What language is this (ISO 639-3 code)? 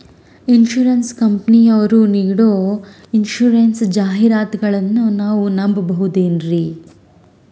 kan